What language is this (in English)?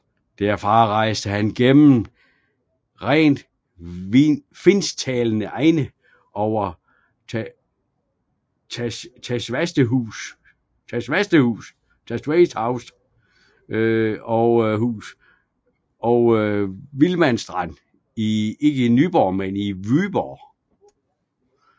Danish